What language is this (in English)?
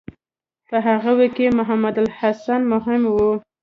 Pashto